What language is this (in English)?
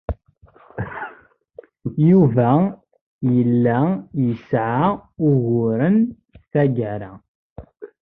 Kabyle